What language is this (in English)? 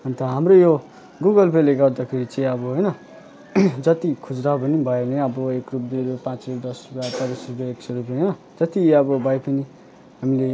Nepali